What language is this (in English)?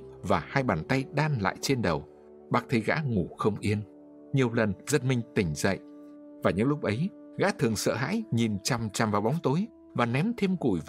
Vietnamese